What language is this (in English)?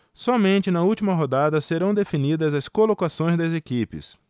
Portuguese